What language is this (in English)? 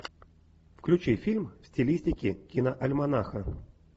Russian